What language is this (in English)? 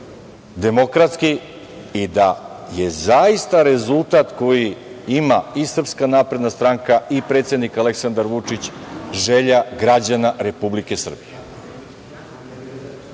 Serbian